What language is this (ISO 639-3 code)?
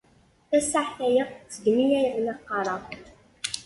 kab